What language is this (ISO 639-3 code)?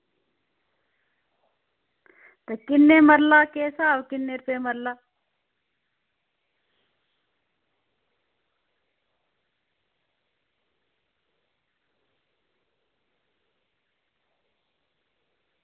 doi